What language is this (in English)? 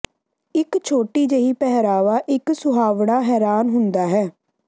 Punjabi